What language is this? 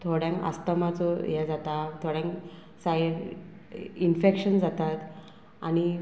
Konkani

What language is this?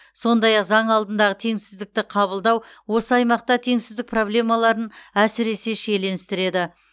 Kazakh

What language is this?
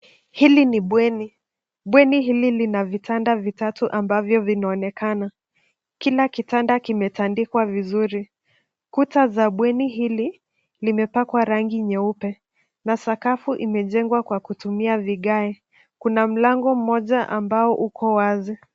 Swahili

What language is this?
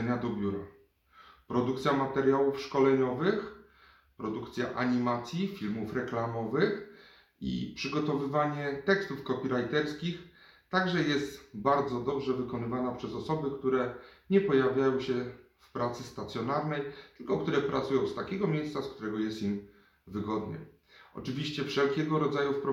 Polish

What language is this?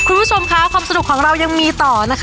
Thai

